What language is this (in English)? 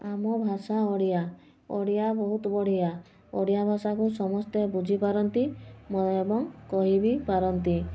Odia